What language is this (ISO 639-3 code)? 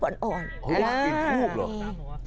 tha